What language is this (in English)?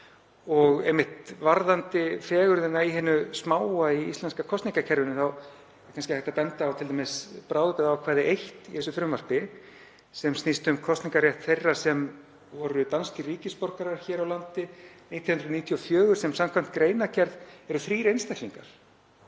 Icelandic